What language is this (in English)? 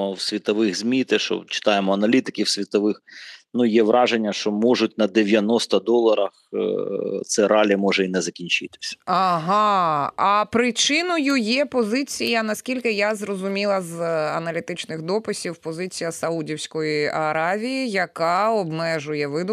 Ukrainian